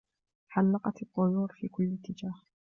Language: Arabic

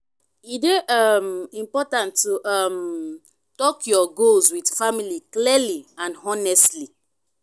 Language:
Nigerian Pidgin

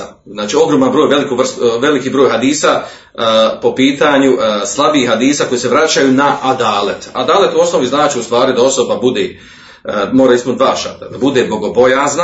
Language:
Croatian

